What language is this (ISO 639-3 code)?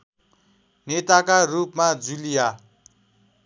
nep